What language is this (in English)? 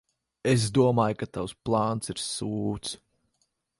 Latvian